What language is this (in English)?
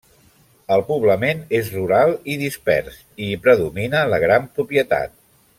Catalan